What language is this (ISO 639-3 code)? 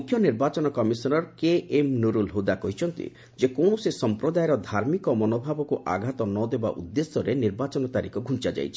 ori